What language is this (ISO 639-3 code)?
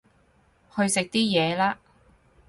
yue